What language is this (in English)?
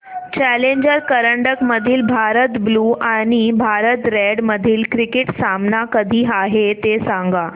Marathi